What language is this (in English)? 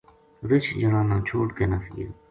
Gujari